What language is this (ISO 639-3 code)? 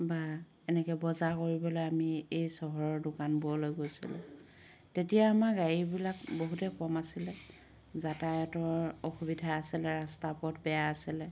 asm